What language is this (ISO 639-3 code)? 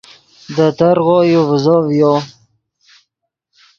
ydg